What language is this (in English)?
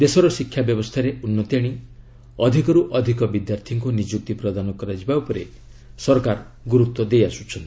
Odia